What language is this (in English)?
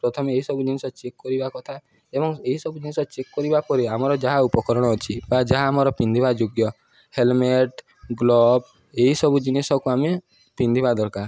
Odia